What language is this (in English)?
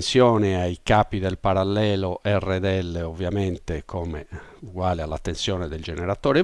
Italian